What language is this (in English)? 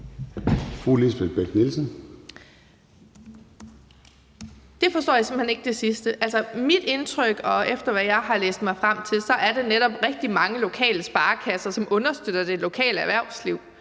Danish